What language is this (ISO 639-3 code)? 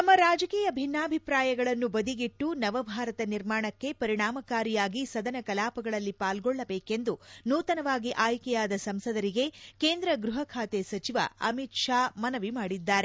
kan